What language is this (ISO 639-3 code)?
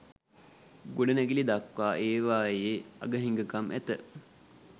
sin